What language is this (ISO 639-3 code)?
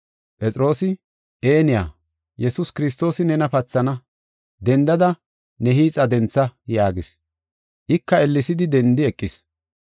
gof